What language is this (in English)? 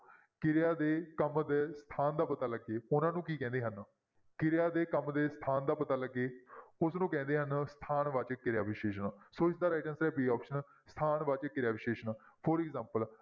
Punjabi